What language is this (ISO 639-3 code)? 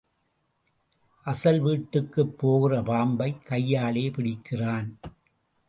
tam